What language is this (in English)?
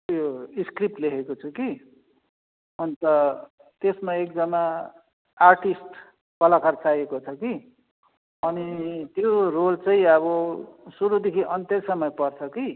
Nepali